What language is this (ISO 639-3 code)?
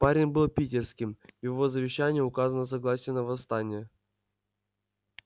rus